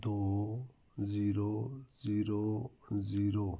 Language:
Punjabi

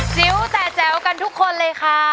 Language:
Thai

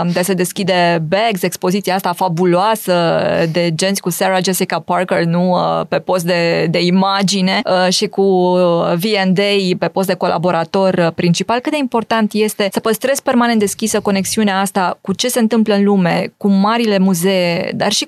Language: Romanian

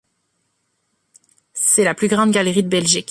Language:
French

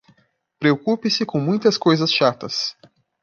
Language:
Portuguese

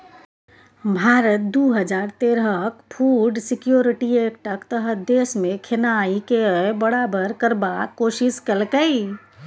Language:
Maithili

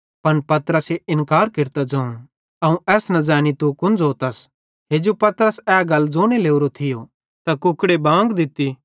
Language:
Bhadrawahi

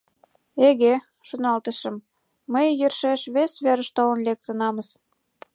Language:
Mari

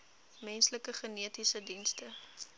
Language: Afrikaans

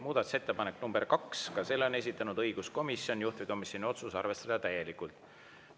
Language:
Estonian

